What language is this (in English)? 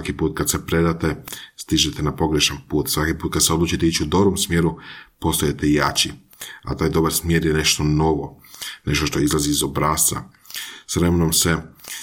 Croatian